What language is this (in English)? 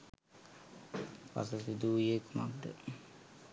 Sinhala